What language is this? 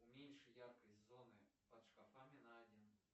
Russian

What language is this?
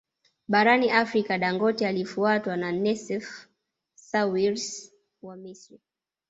Swahili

